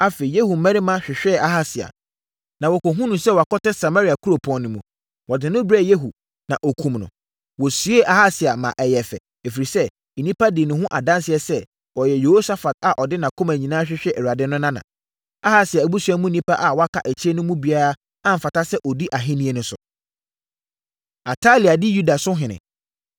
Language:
Akan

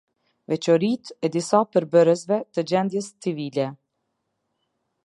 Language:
Albanian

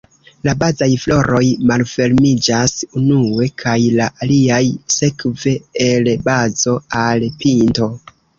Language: Esperanto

